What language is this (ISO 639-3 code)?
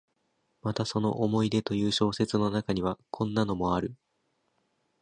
jpn